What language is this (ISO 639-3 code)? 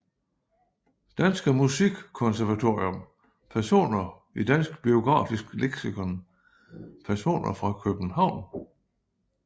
dan